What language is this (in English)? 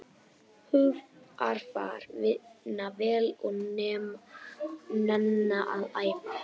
Icelandic